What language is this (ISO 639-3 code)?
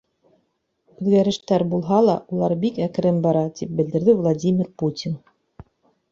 bak